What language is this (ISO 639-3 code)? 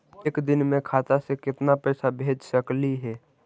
mag